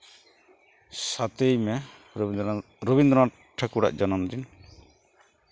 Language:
Santali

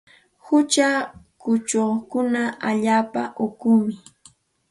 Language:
Santa Ana de Tusi Pasco Quechua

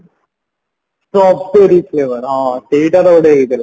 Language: Odia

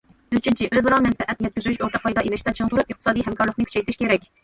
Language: Uyghur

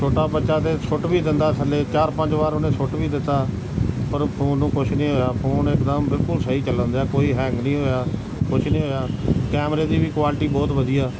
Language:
Punjabi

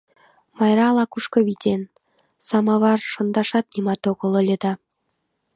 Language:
Mari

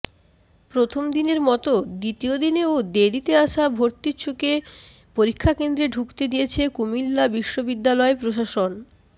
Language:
Bangla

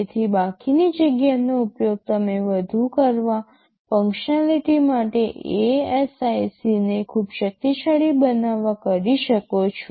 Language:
Gujarati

